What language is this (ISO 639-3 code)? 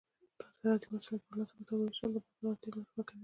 pus